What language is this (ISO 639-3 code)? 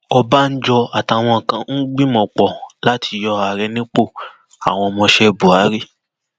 yor